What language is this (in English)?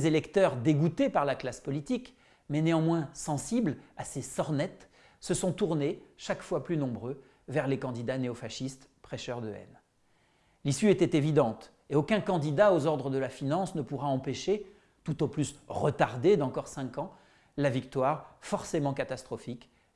French